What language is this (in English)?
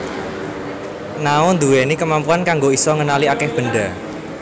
Javanese